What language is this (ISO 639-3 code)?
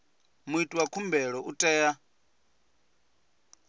ven